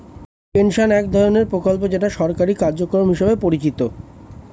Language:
Bangla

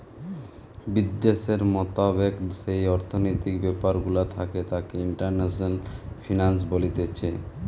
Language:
Bangla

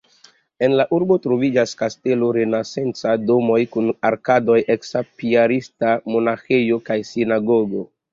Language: Esperanto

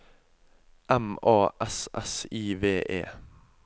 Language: Norwegian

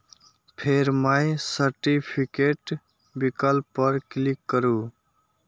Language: Maithili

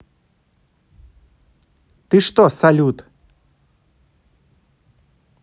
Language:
Russian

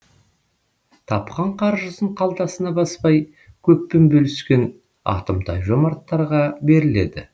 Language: Kazakh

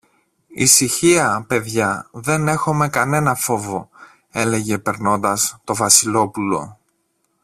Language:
Greek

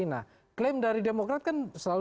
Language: Indonesian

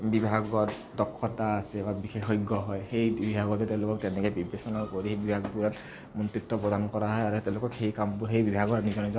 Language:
Assamese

